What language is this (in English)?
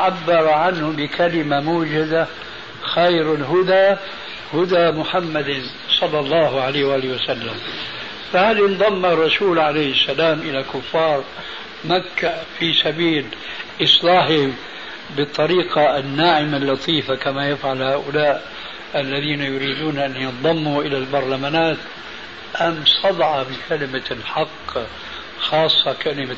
Arabic